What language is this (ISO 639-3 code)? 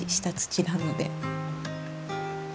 jpn